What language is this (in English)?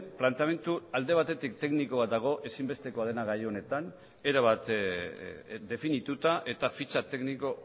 Basque